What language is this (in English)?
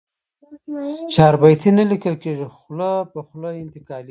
Pashto